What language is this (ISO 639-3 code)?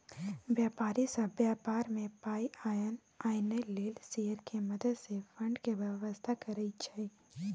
mai